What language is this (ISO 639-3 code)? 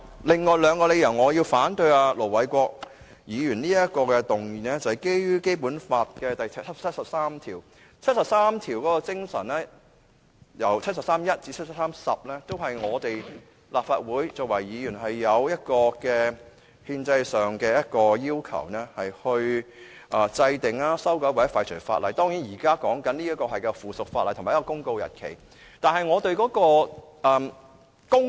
yue